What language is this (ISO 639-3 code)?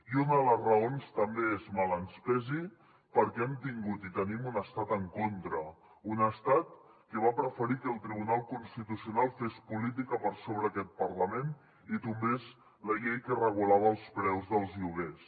cat